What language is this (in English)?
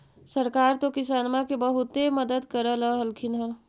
Magahi